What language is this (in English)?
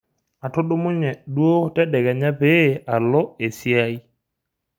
Masai